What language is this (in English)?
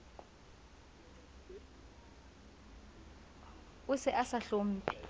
Southern Sotho